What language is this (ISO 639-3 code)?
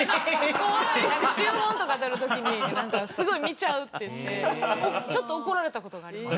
jpn